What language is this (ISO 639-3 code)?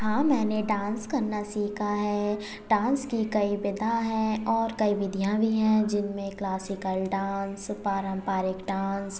hin